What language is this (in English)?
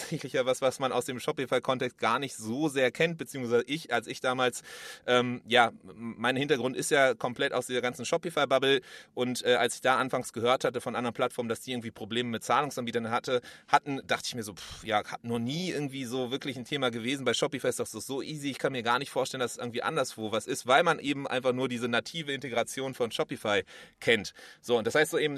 German